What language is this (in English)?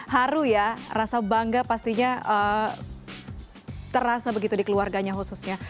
Indonesian